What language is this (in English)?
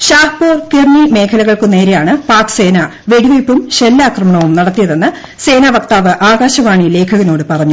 Malayalam